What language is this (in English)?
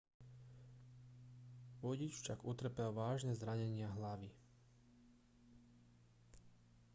Slovak